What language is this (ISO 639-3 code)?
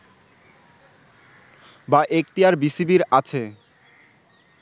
ben